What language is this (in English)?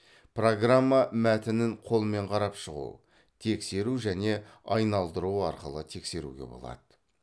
Kazakh